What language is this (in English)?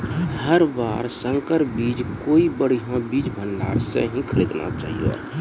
Maithili